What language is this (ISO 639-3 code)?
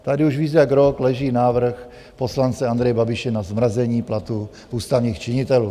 ces